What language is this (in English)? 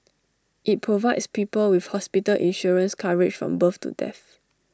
English